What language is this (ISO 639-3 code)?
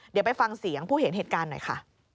tha